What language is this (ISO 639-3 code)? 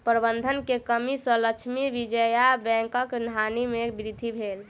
mai